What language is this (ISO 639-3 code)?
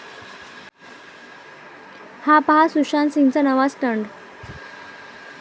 mar